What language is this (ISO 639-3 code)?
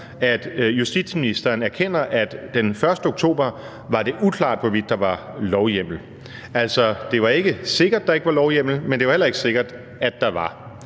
dan